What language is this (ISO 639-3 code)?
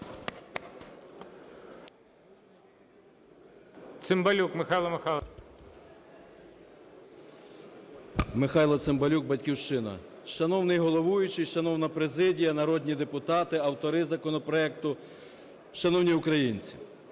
ukr